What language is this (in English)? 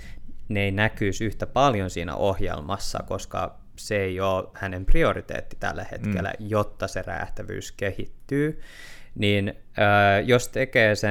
Finnish